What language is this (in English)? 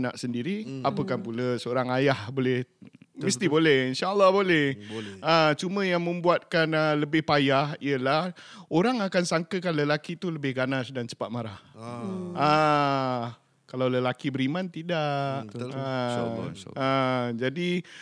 Malay